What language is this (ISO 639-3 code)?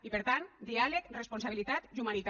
cat